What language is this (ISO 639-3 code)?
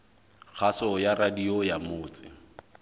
sot